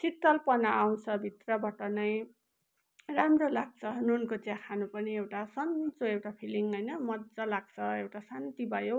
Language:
Nepali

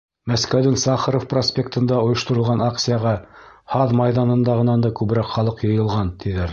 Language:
Bashkir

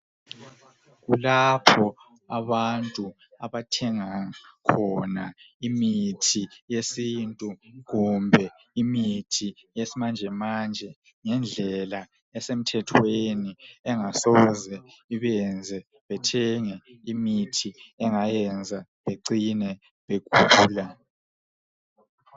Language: North Ndebele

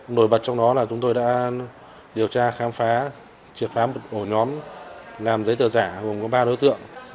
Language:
Vietnamese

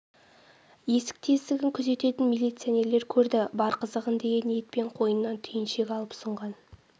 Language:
Kazakh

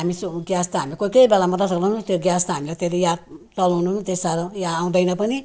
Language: Nepali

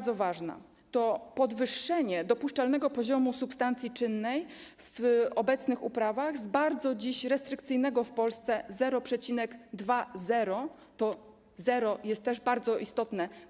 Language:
Polish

